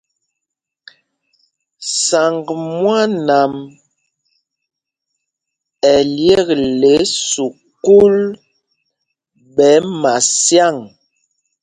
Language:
Mpumpong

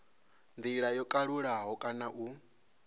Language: Venda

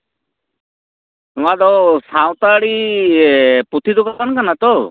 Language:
Santali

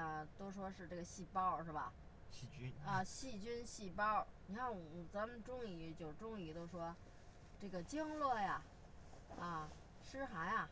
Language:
Chinese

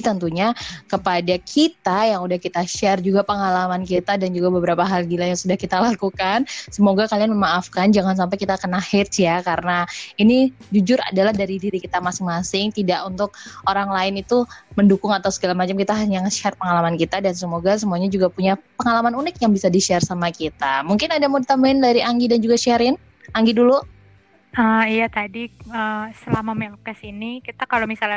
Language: Indonesian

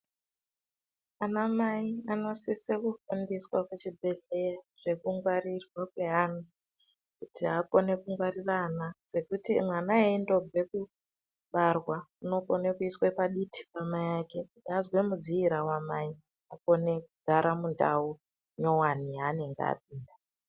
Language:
Ndau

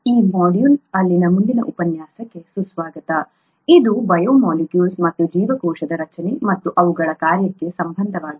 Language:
Kannada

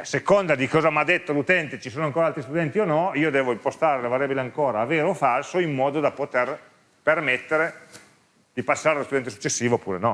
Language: Italian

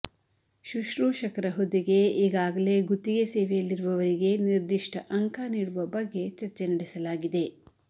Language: Kannada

